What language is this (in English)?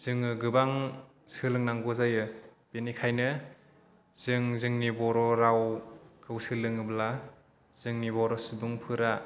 Bodo